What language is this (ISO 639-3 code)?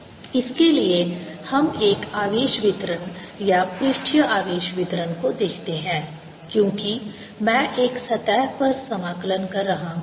hin